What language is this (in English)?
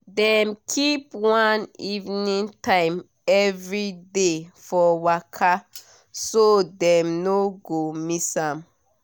Nigerian Pidgin